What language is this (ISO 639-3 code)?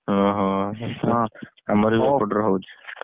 ori